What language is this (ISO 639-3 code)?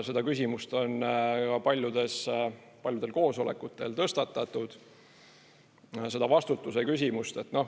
est